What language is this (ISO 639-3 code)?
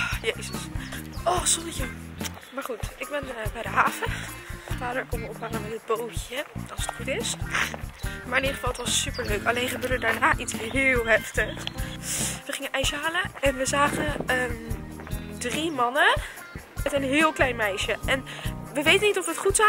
nld